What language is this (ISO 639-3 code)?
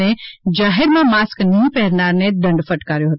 guj